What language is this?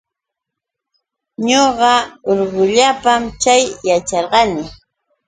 Yauyos Quechua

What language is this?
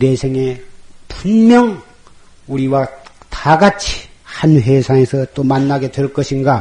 Korean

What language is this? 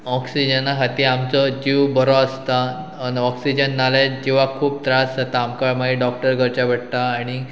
Konkani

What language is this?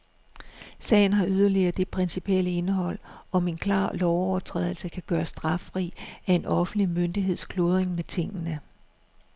Danish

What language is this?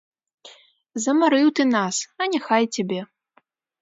Belarusian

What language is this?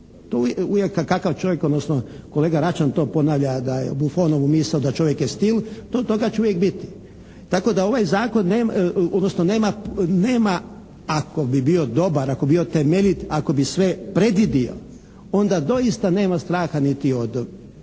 Croatian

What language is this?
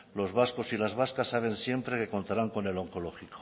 Spanish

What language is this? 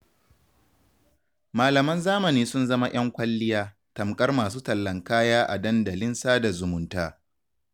Hausa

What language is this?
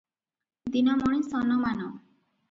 Odia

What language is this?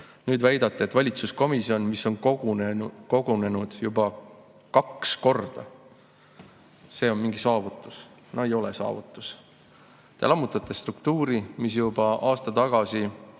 Estonian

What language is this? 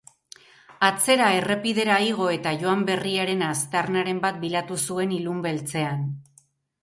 Basque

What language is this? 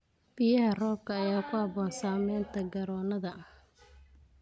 Somali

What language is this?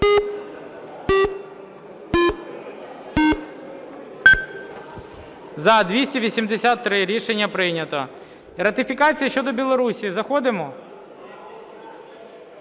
Ukrainian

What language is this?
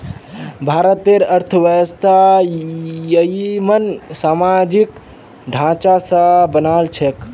Magahi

